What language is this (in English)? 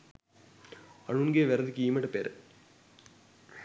Sinhala